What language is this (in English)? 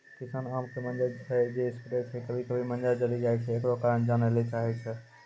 Maithili